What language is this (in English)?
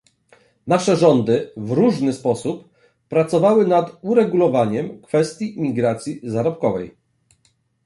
Polish